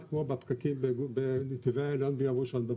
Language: Hebrew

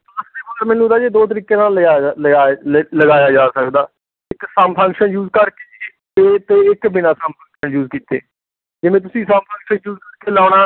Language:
Punjabi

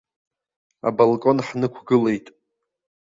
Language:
Abkhazian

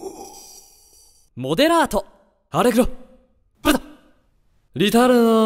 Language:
Japanese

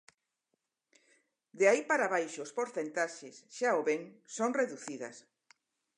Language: Galician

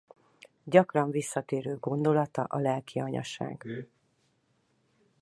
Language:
Hungarian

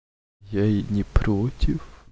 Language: Russian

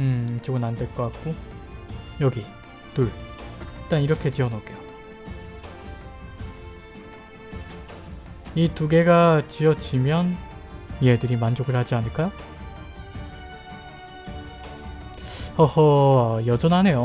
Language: Korean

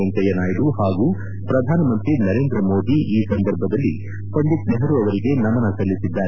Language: Kannada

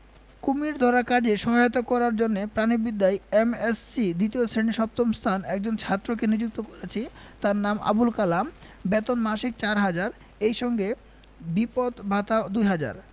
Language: Bangla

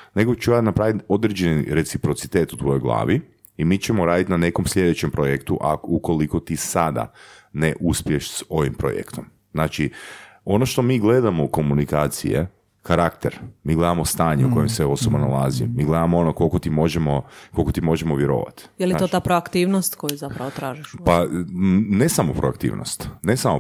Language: Croatian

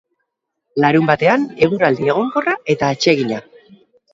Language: Basque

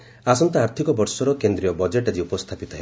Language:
Odia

